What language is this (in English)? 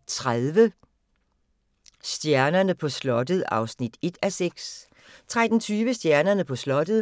Danish